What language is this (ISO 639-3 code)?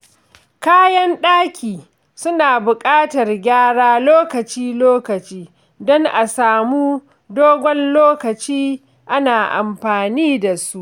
hau